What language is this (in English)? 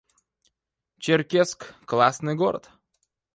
Russian